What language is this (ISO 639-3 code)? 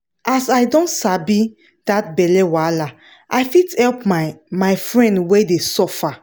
pcm